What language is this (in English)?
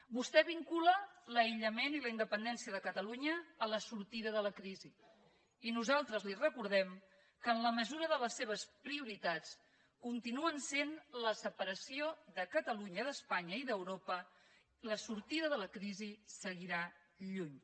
Catalan